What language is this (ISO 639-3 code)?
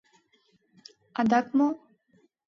chm